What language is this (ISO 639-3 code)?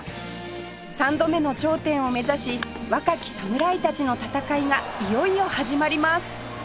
jpn